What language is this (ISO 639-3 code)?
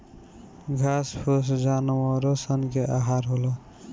bho